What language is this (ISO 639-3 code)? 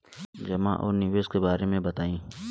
bho